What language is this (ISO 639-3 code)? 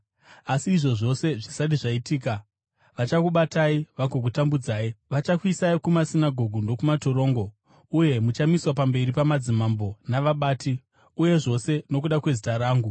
sna